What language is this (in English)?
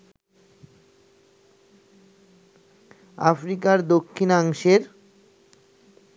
Bangla